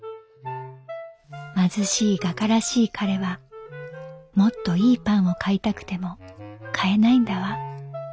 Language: Japanese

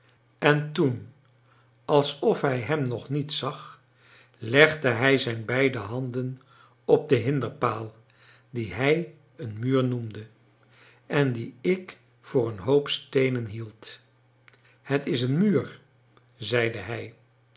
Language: Dutch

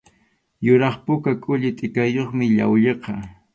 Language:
Arequipa-La Unión Quechua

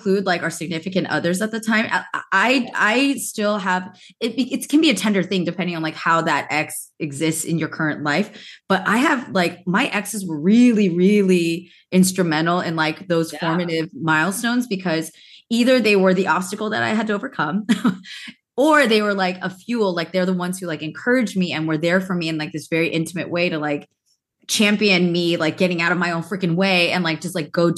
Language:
English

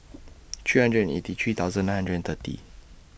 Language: English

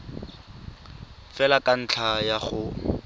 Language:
Tswana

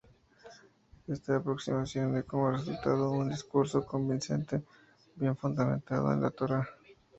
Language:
Spanish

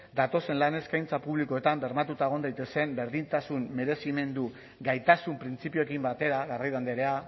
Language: Basque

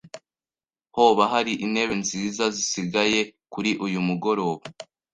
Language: Kinyarwanda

